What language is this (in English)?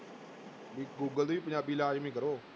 Punjabi